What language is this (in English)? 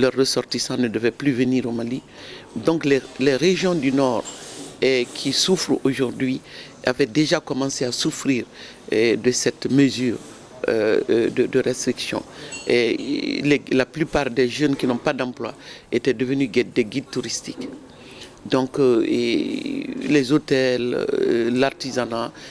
French